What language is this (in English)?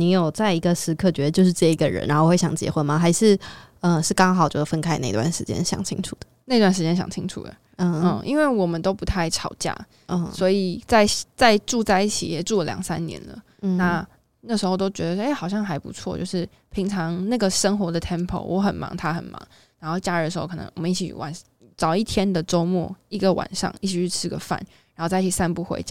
Chinese